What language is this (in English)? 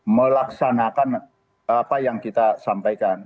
Indonesian